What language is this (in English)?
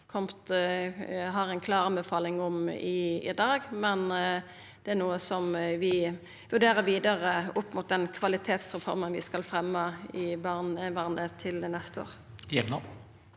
Norwegian